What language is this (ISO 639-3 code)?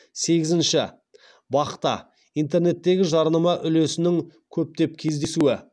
kaz